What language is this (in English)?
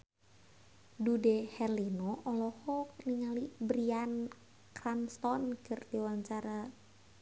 Sundanese